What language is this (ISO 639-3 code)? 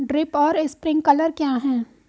hin